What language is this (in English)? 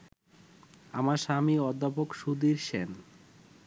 Bangla